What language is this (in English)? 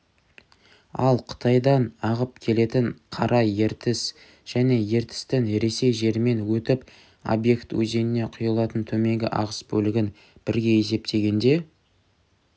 Kazakh